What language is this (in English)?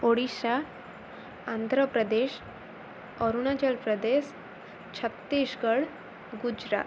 Odia